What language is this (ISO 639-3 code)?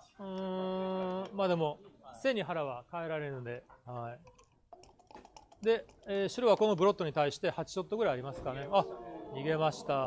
jpn